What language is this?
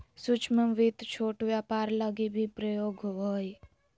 Magahi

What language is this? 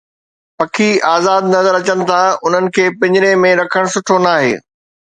Sindhi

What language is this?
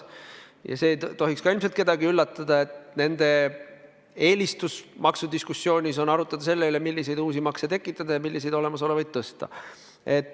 Estonian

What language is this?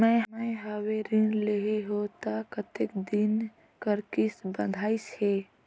Chhattisgarhi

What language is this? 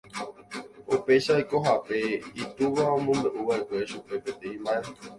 Guarani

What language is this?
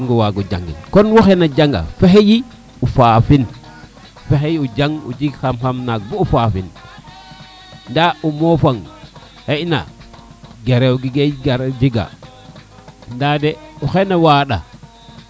Serer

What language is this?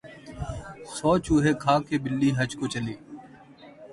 Urdu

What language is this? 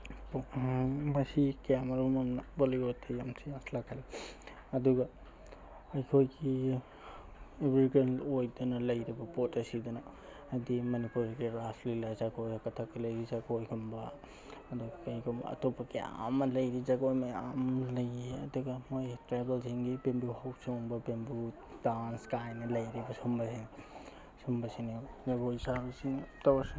Manipuri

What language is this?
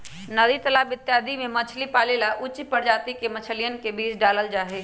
Magahi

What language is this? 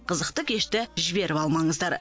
Kazakh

